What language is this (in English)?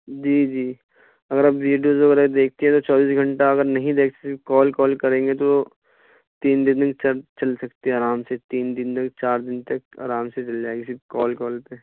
Urdu